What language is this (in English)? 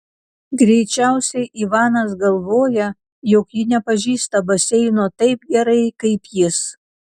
Lithuanian